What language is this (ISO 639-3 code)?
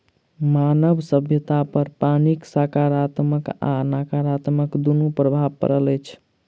mai